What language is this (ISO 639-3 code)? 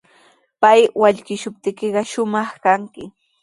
qws